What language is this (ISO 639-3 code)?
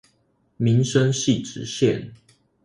zho